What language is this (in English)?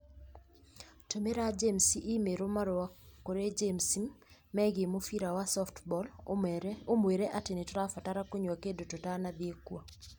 Kikuyu